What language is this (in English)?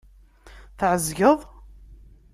Kabyle